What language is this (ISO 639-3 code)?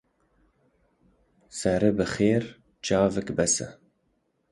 kur